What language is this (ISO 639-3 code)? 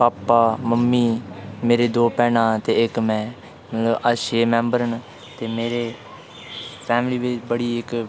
doi